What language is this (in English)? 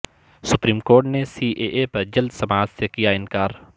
Urdu